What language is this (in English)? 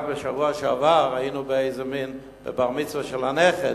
Hebrew